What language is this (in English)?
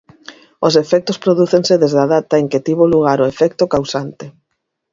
Galician